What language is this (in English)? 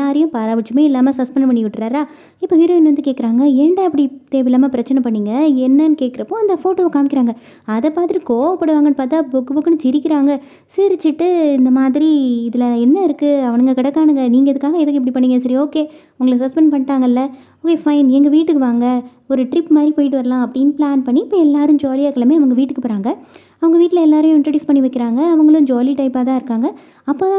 Tamil